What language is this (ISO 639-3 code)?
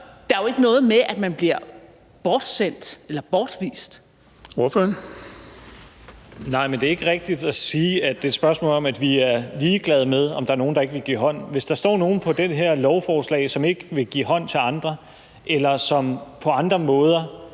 dan